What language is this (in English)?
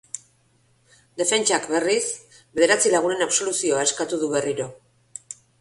Basque